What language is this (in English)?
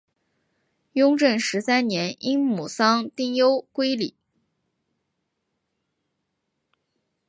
Chinese